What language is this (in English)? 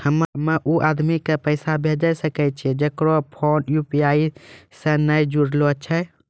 Maithili